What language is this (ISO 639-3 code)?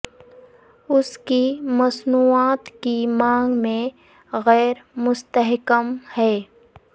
urd